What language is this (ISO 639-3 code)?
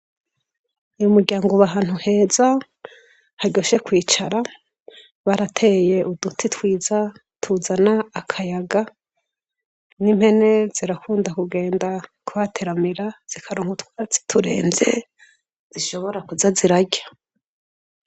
run